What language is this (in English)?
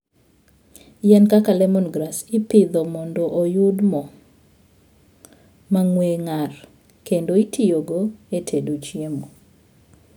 Luo (Kenya and Tanzania)